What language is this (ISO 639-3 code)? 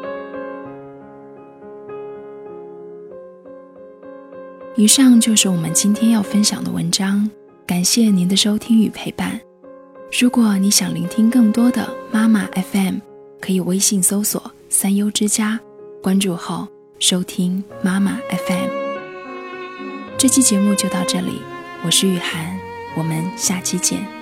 zho